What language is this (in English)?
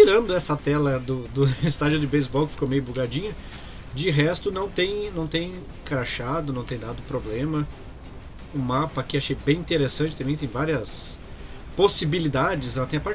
Portuguese